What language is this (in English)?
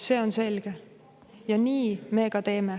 Estonian